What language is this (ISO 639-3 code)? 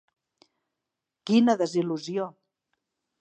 cat